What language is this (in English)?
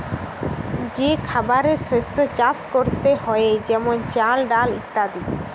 Bangla